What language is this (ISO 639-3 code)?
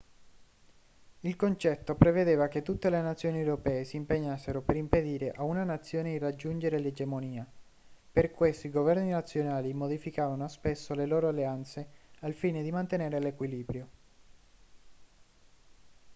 ita